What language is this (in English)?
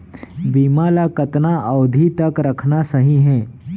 Chhattisgarhi